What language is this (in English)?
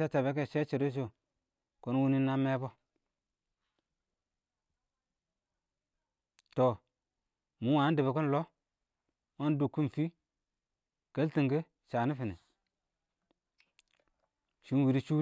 Awak